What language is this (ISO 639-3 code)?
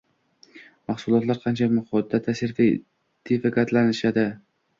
uzb